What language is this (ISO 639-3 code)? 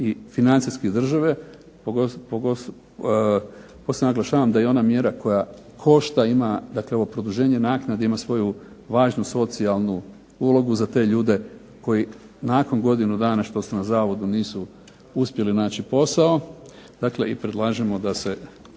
hrv